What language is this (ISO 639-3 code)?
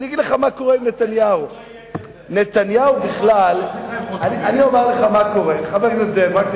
heb